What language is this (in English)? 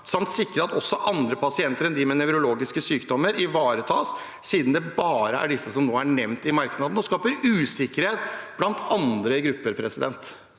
Norwegian